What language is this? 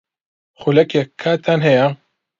Central Kurdish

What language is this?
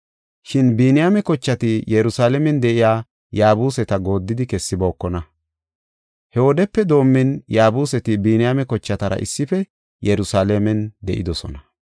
Gofa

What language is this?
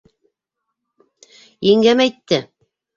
Bashkir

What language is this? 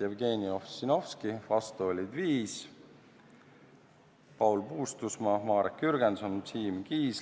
Estonian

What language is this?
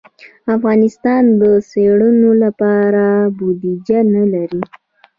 Pashto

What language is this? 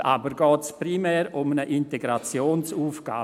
Swiss German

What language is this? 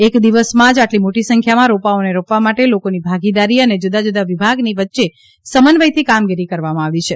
Gujarati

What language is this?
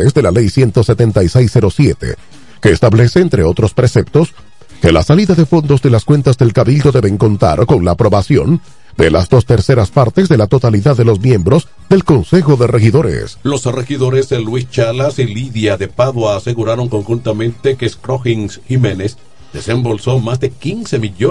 Spanish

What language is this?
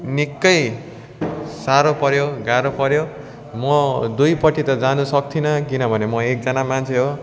Nepali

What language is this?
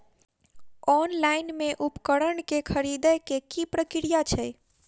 Maithili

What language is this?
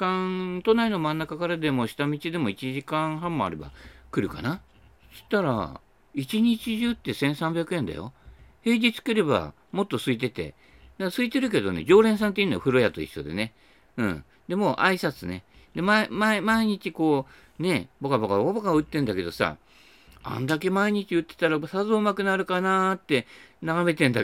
Japanese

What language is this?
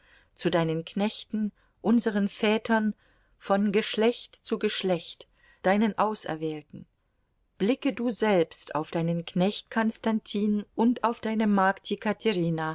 German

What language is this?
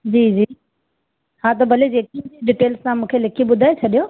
Sindhi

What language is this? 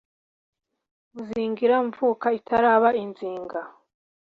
Kinyarwanda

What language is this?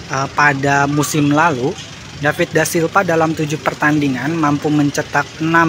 Indonesian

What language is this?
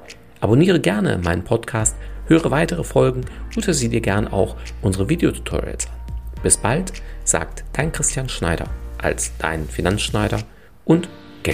German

